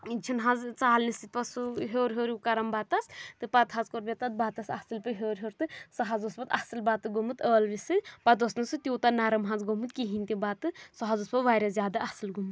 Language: Kashmiri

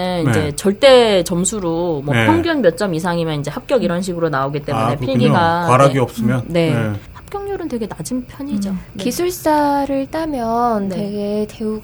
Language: Korean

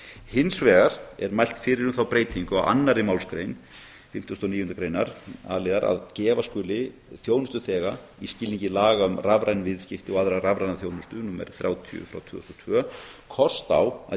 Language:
Icelandic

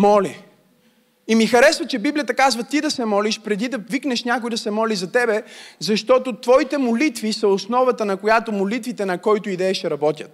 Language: Bulgarian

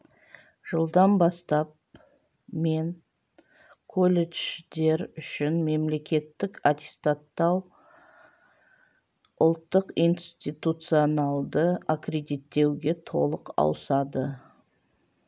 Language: Kazakh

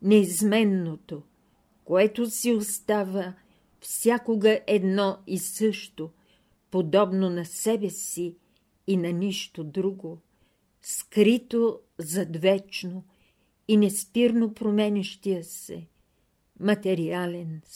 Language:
Bulgarian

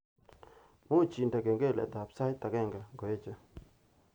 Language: Kalenjin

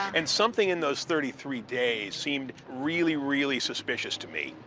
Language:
English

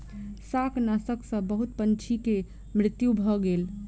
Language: Maithili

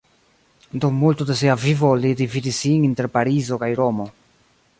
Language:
Esperanto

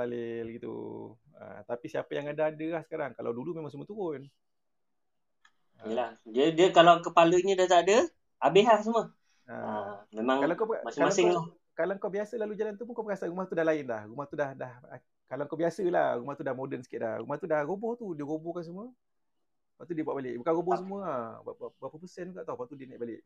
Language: Malay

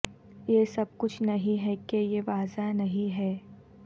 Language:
Urdu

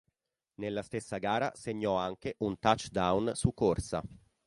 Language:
Italian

